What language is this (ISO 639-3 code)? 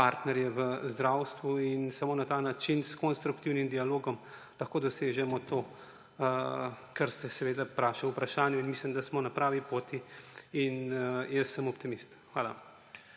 slv